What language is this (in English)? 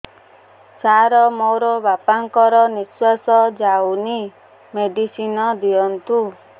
Odia